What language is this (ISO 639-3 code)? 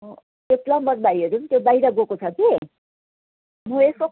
nep